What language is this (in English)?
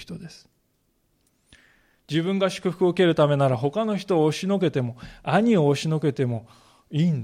Japanese